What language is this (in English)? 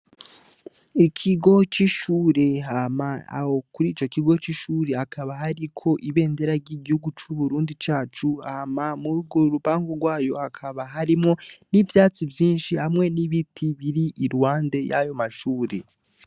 Rundi